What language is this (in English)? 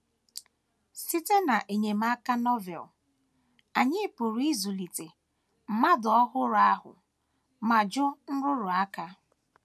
Igbo